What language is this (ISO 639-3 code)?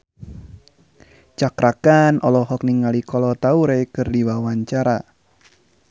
sun